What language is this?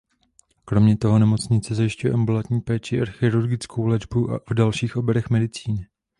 Czech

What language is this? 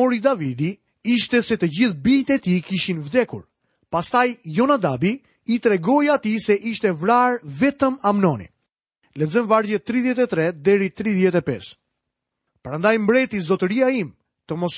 Swedish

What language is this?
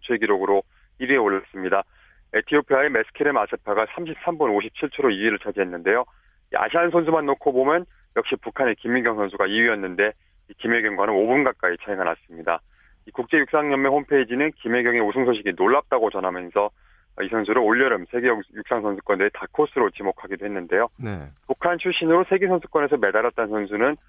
Korean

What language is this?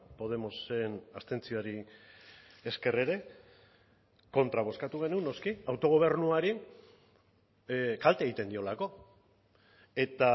Basque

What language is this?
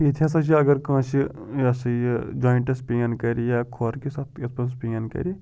Kashmiri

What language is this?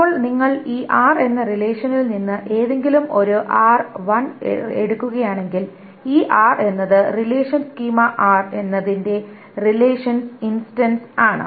Malayalam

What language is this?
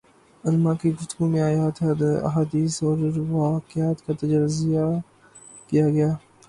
Urdu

